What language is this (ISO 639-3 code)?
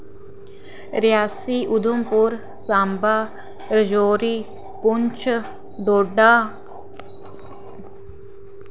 doi